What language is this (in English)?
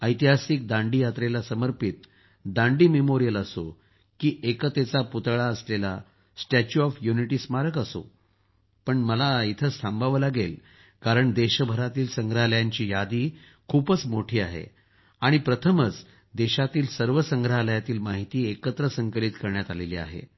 Marathi